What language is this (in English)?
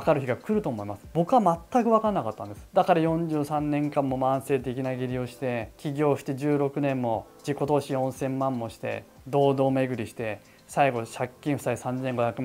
Japanese